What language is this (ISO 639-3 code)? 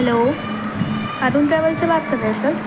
urd